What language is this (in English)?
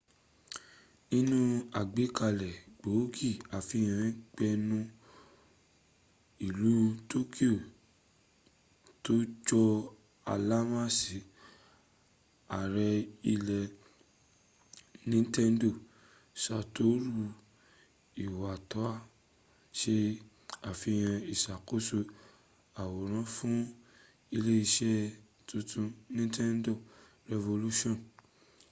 Yoruba